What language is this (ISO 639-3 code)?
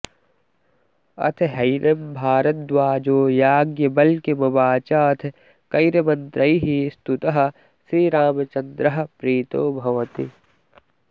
san